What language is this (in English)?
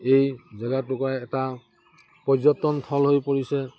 Assamese